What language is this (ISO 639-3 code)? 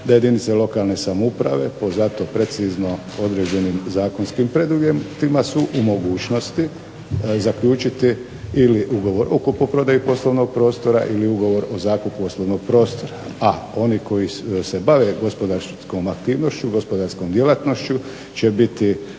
hrv